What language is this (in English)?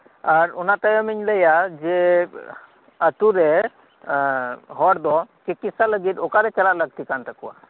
Santali